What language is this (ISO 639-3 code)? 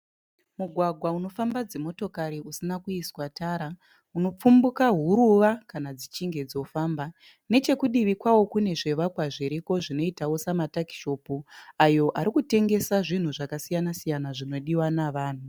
sna